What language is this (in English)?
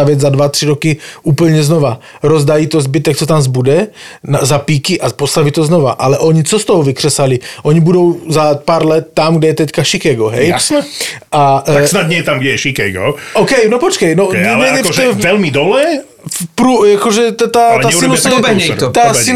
Slovak